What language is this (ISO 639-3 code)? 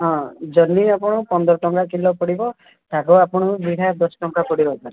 ori